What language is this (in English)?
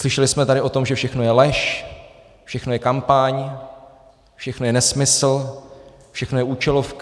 Czech